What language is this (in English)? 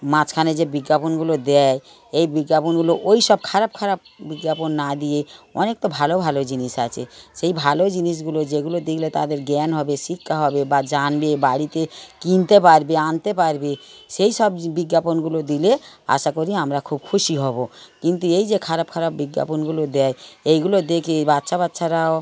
Bangla